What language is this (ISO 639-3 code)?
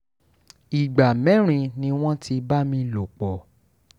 yor